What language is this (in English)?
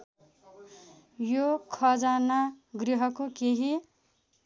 Nepali